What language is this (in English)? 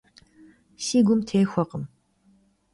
Kabardian